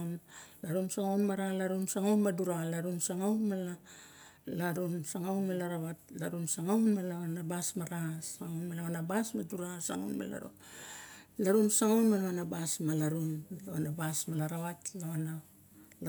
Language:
Barok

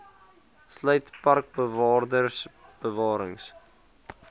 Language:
Afrikaans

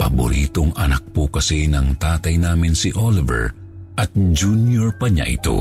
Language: Filipino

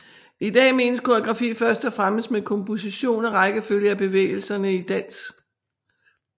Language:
Danish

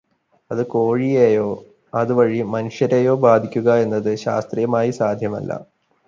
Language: Malayalam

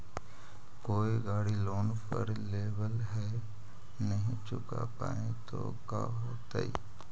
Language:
Magahi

